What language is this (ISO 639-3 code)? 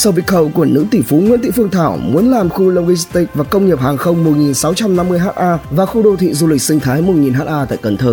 vie